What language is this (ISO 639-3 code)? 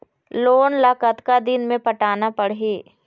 hne